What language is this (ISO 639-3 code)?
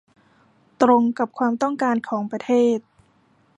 tha